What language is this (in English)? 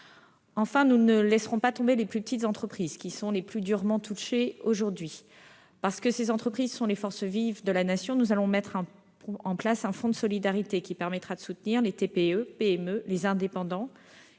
French